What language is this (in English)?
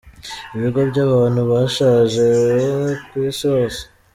Kinyarwanda